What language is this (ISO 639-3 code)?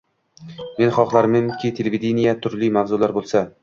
uzb